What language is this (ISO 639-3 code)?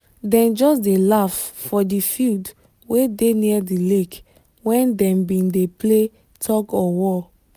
pcm